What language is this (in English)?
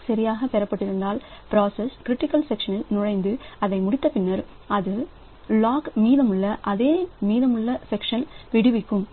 Tamil